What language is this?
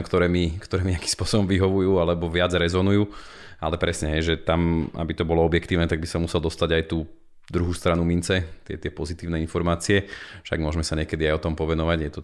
Slovak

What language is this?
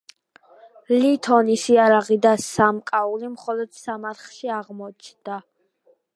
Georgian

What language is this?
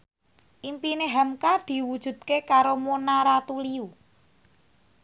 Javanese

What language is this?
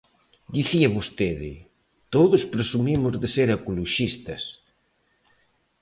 Galician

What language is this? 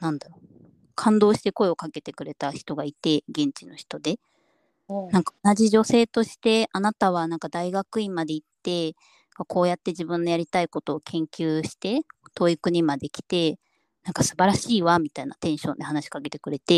Japanese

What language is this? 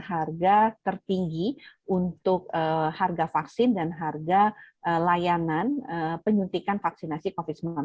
Indonesian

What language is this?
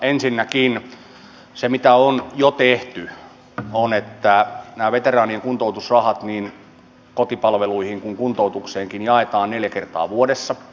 Finnish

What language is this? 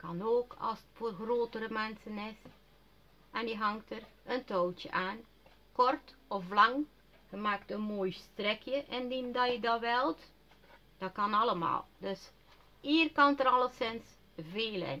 Dutch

